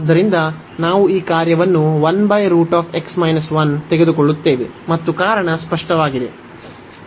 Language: Kannada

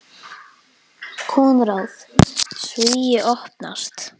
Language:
Icelandic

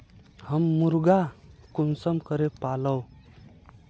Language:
Magahi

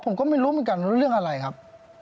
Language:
Thai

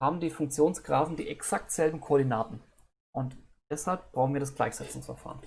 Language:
German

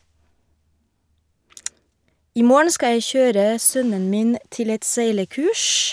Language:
Norwegian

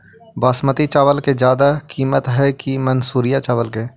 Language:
Magahi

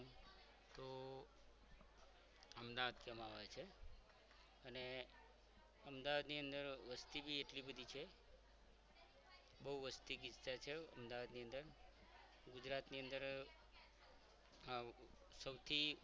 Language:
Gujarati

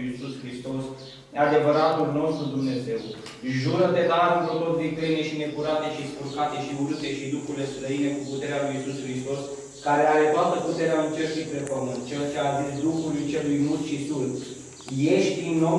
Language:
Romanian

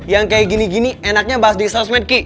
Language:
Indonesian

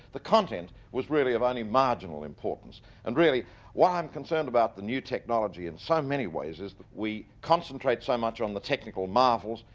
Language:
English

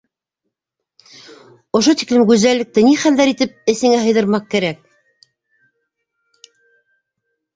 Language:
Bashkir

